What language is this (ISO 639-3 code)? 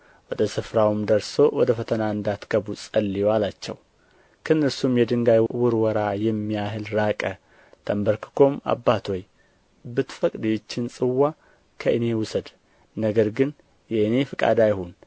amh